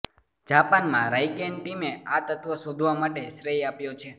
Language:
Gujarati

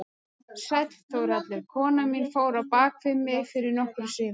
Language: Icelandic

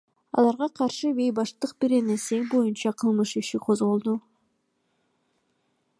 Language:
Kyrgyz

